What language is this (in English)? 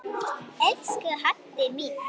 Icelandic